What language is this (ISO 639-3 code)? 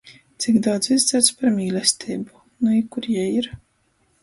ltg